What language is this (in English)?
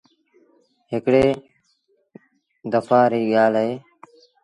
Sindhi Bhil